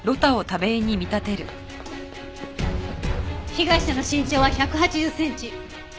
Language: Japanese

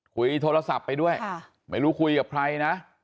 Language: Thai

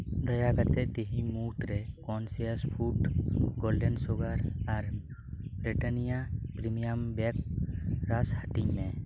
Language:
Santali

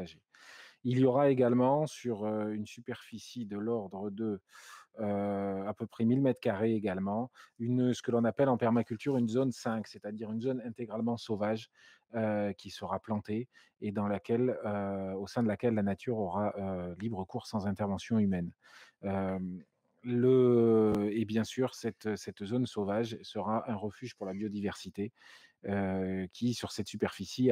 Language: French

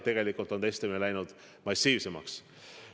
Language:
Estonian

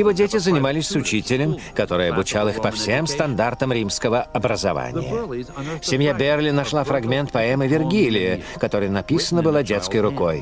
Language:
Russian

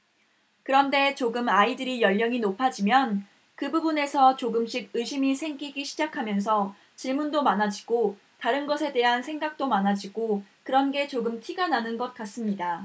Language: Korean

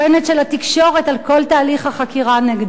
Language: Hebrew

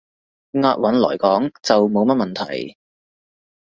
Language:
Cantonese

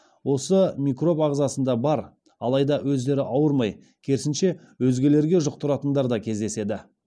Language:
Kazakh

